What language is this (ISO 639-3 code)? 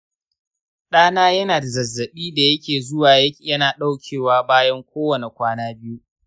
hau